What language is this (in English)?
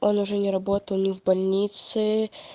Russian